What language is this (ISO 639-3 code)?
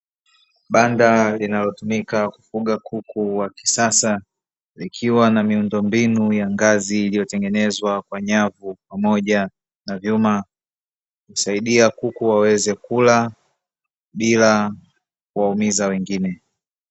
swa